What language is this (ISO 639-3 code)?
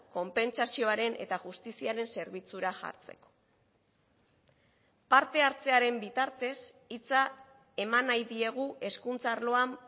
eus